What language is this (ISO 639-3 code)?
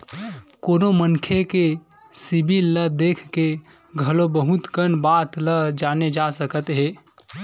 hne